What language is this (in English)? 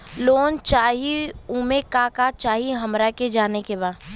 Bhojpuri